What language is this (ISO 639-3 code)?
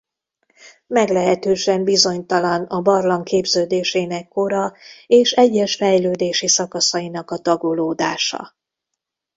hun